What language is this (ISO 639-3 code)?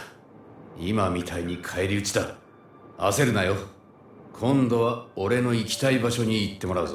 jpn